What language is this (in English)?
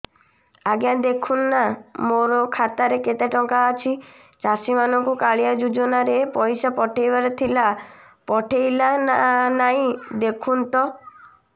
Odia